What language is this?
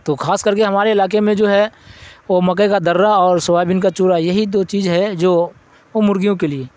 Urdu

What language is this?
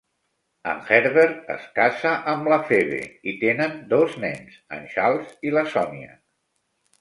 Catalan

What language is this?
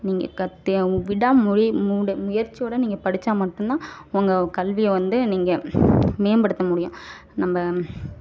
Tamil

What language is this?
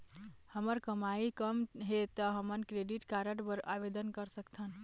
Chhattisgarhi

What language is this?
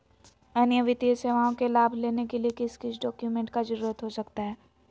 Magahi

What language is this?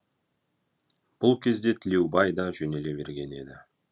Kazakh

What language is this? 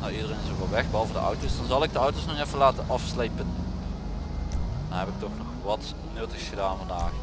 Dutch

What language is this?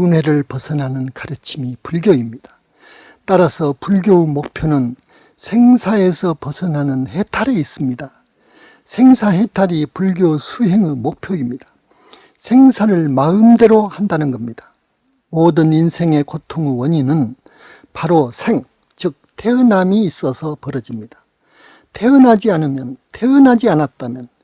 Korean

